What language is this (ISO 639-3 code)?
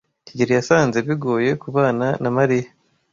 kin